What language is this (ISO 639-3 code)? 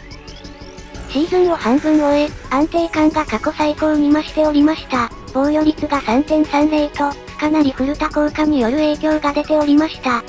jpn